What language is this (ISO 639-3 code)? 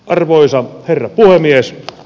fin